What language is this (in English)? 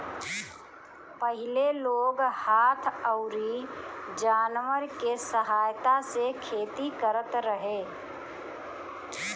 Bhojpuri